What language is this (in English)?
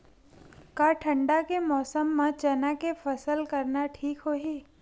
Chhattisgarhi